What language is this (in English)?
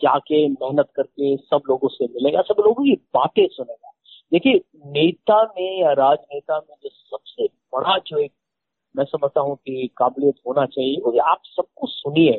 Hindi